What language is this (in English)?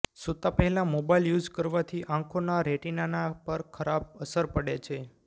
Gujarati